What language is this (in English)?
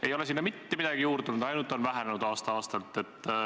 Estonian